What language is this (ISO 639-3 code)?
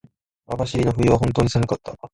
jpn